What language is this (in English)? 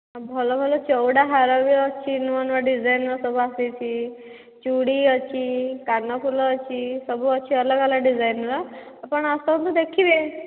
Odia